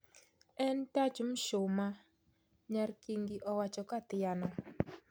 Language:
Luo (Kenya and Tanzania)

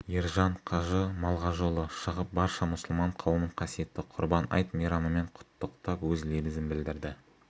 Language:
Kazakh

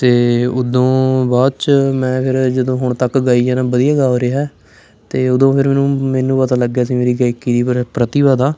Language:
Punjabi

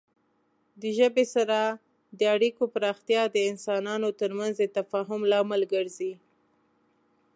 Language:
Pashto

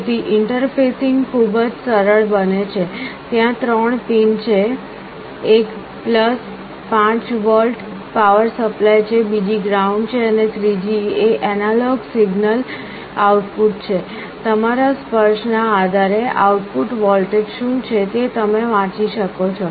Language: Gujarati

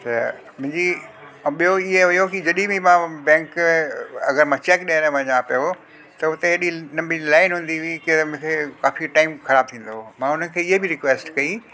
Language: Sindhi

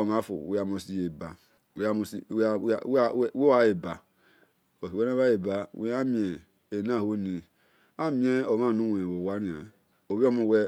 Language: Esan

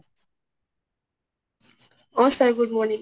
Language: Assamese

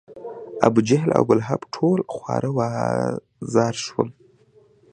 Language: Pashto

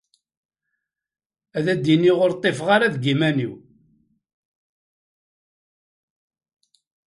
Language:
Kabyle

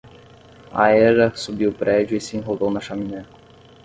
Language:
Portuguese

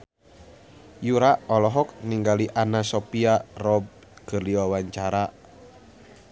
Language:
Sundanese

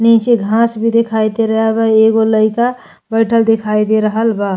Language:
Bhojpuri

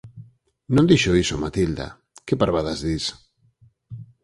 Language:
Galician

